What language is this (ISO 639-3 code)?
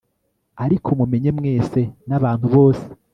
kin